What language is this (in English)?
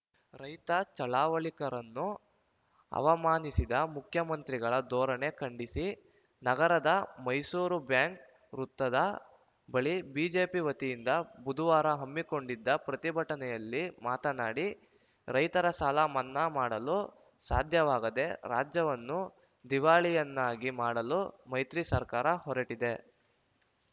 Kannada